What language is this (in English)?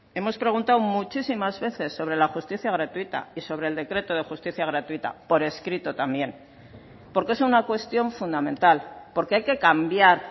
Spanish